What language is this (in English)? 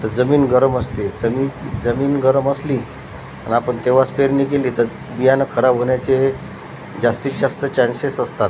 Marathi